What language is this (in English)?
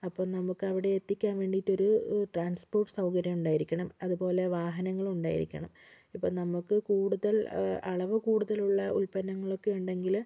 Malayalam